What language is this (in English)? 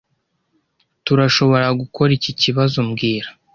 Kinyarwanda